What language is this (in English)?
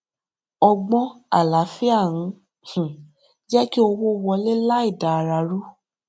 Yoruba